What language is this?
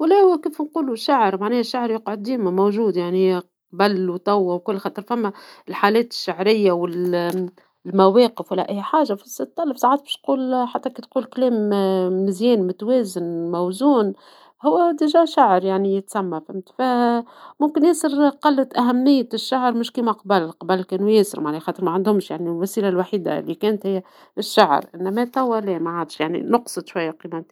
Tunisian Arabic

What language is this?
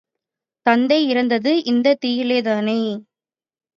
Tamil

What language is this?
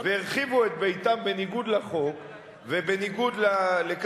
Hebrew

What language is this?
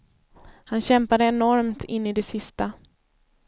Swedish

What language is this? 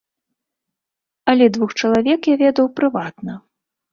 Belarusian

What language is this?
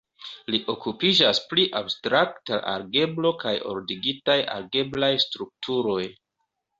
Esperanto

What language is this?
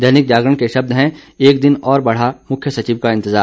Hindi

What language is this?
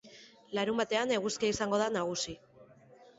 Basque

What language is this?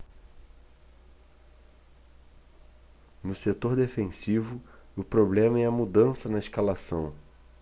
Portuguese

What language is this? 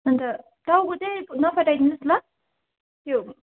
Nepali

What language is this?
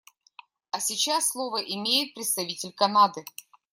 Russian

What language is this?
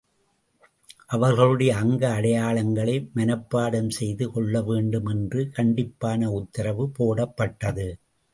Tamil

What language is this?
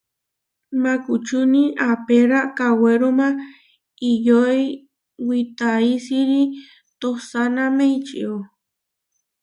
Huarijio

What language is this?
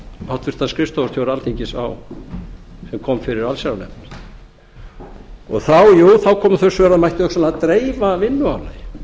Icelandic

